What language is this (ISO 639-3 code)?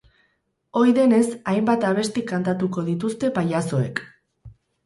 eus